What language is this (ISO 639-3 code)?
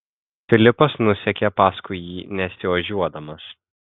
lit